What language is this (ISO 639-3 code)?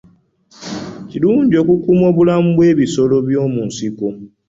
lug